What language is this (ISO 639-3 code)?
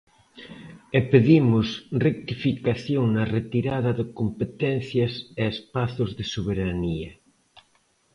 glg